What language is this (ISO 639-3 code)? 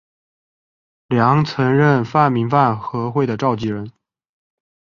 zho